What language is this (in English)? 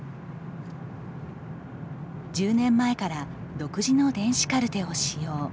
Japanese